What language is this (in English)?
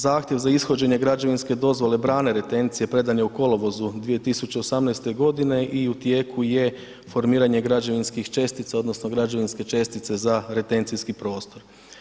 Croatian